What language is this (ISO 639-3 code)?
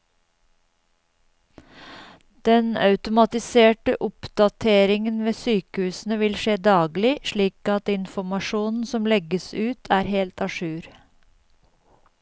nor